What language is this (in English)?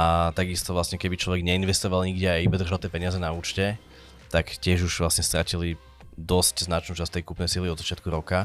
Slovak